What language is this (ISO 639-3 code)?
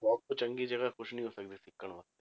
pan